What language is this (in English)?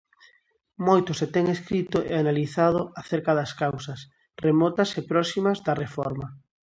Galician